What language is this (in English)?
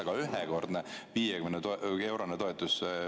Estonian